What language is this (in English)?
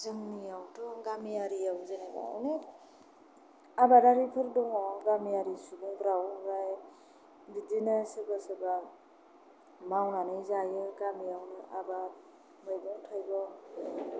Bodo